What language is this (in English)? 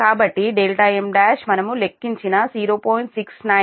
Telugu